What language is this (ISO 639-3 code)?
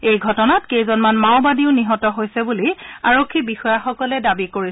asm